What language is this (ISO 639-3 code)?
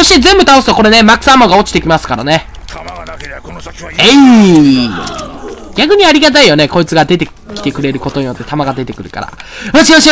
jpn